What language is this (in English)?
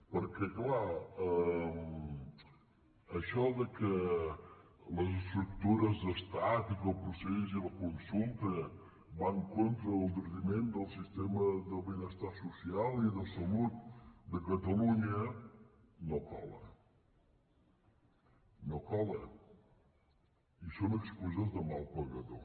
Catalan